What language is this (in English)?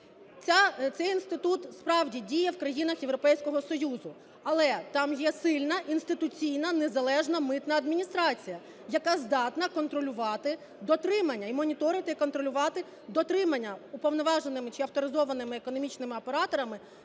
Ukrainian